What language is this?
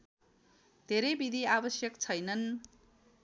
Nepali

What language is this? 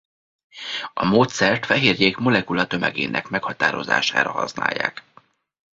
Hungarian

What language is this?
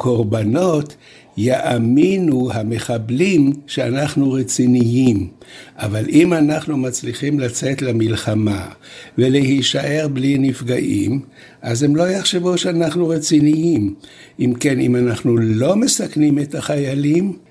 Hebrew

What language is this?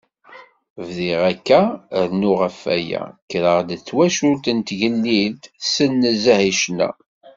Kabyle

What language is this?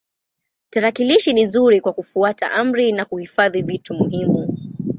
Swahili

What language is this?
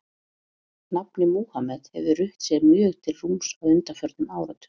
Icelandic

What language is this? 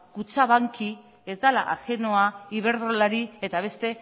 Basque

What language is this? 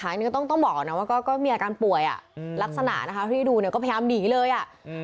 Thai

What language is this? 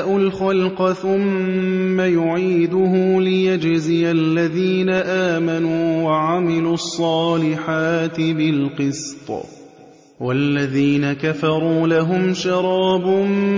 Arabic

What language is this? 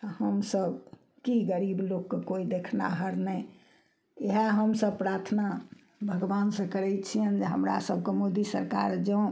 Maithili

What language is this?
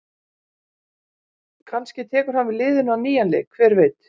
Icelandic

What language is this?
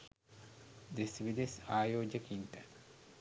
Sinhala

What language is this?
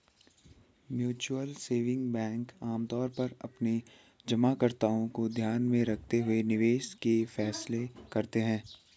Hindi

